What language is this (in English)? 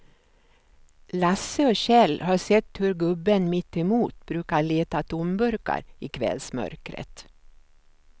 Swedish